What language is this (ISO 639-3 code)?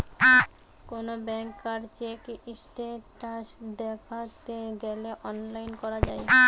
ben